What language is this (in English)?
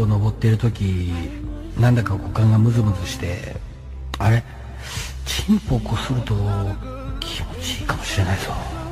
Japanese